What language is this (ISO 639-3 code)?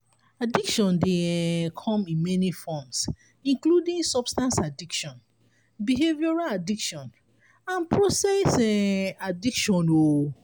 pcm